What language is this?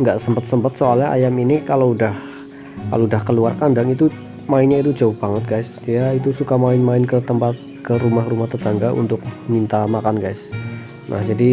Indonesian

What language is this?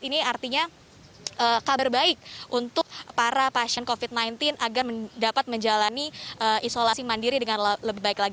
Indonesian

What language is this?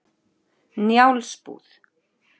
Icelandic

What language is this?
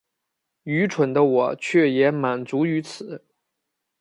Chinese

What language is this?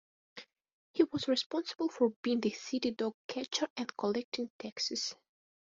English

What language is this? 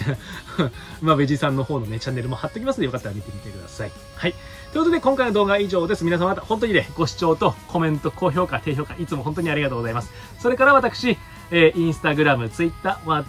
Japanese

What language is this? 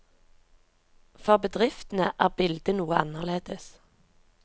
Norwegian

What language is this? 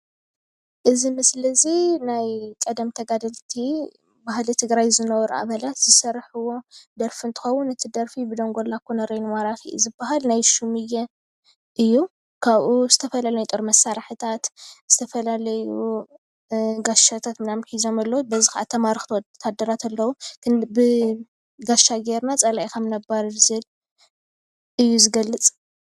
Tigrinya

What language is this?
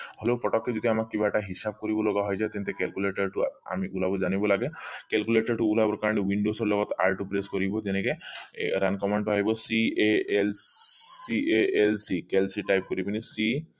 Assamese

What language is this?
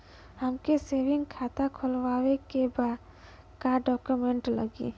Bhojpuri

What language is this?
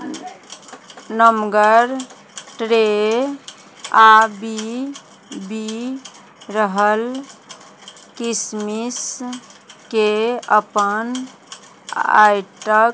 Maithili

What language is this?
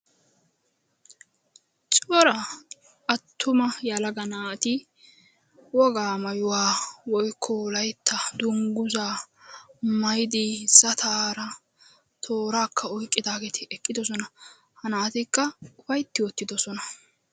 Wolaytta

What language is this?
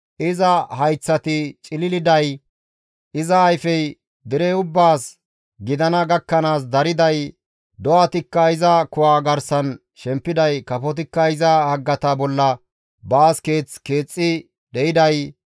Gamo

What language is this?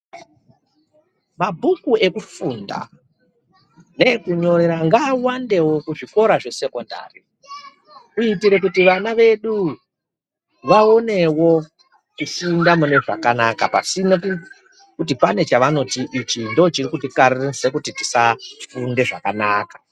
Ndau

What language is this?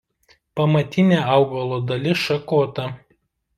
Lithuanian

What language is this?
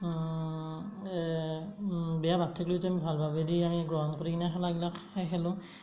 Assamese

